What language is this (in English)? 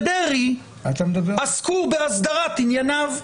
Hebrew